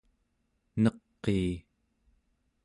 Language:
Central Yupik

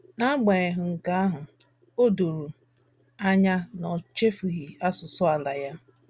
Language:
Igbo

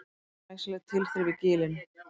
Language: Icelandic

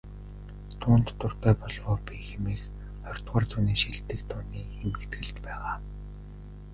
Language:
Mongolian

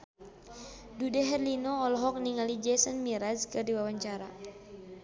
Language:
Sundanese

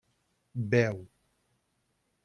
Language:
Catalan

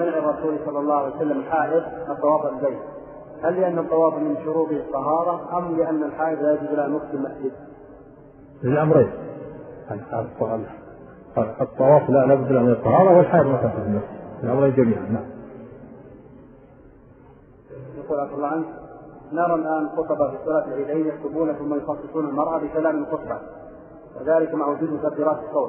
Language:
Arabic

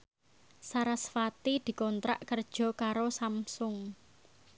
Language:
Javanese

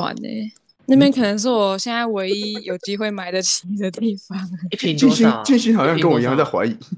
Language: Chinese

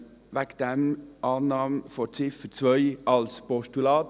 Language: Swiss German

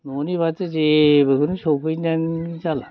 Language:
Bodo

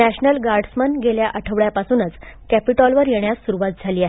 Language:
Marathi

